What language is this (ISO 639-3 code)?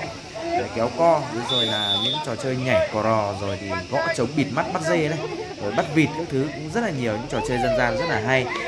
vie